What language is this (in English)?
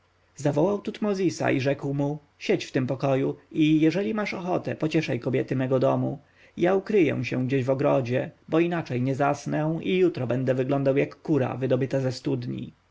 Polish